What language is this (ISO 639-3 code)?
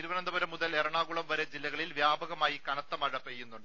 mal